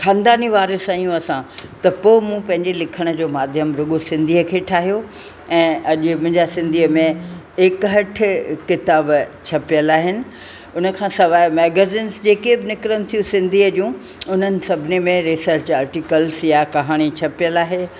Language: Sindhi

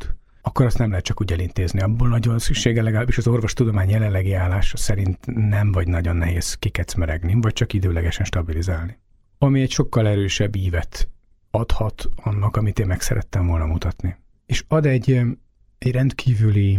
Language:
Hungarian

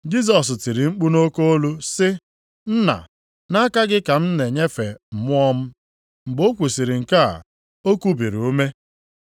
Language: Igbo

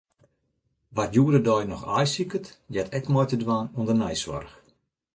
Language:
Western Frisian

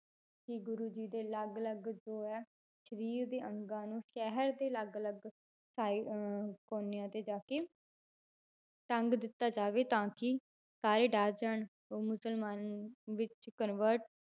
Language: Punjabi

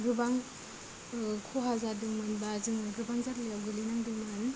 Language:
Bodo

